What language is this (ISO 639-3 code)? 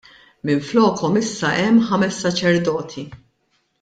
mlt